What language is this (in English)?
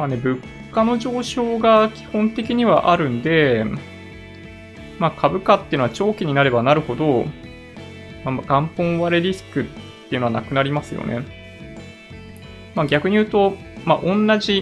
Japanese